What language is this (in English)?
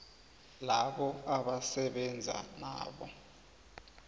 South Ndebele